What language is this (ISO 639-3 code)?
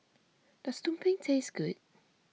eng